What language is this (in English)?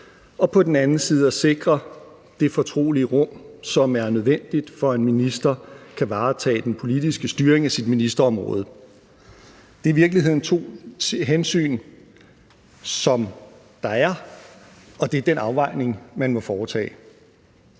Danish